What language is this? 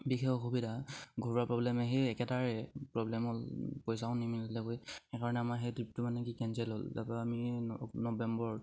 Assamese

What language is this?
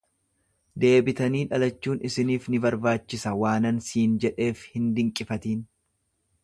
Oromo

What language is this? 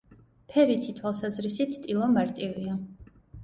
Georgian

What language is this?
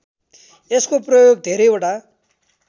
Nepali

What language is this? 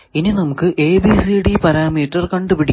Malayalam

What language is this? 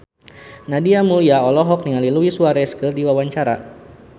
Sundanese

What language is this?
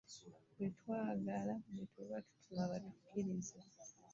Ganda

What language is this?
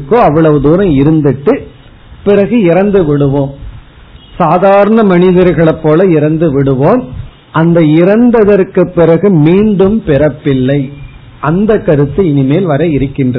Tamil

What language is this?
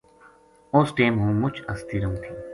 Gujari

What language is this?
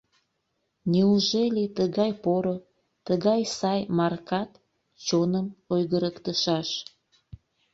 Mari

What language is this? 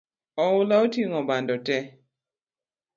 Luo (Kenya and Tanzania)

